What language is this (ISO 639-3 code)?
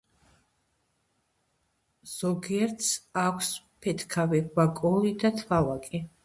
kat